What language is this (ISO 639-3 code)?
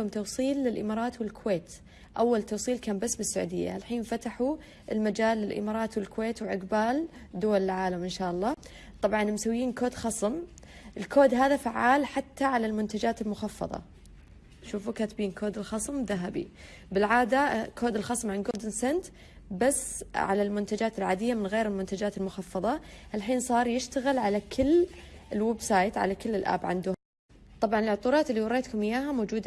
ara